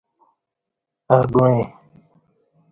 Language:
Kati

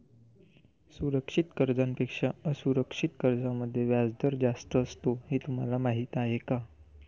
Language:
Marathi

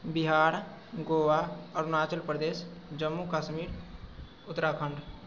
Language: Maithili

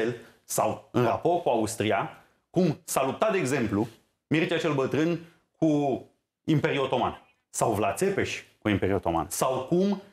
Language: Romanian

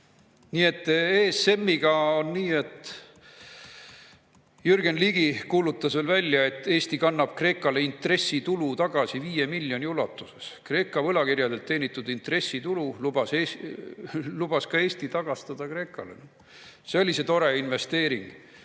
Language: Estonian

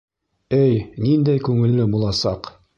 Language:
Bashkir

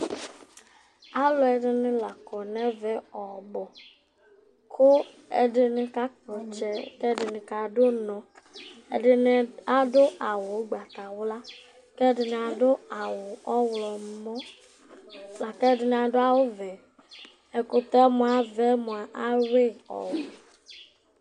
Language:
Ikposo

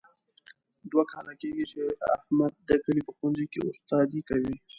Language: Pashto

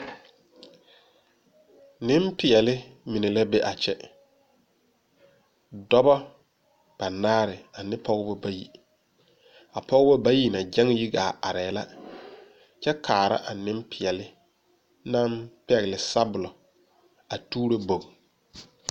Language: Southern Dagaare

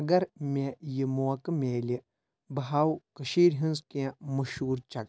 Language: Kashmiri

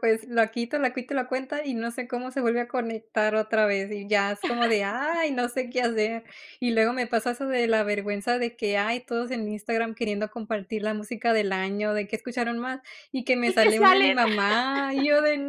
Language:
Spanish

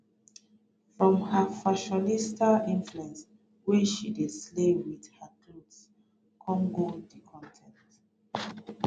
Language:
Nigerian Pidgin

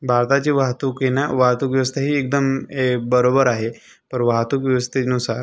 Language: Marathi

